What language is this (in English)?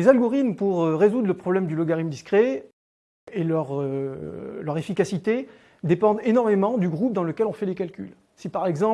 French